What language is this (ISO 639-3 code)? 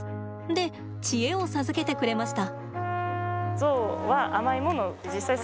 jpn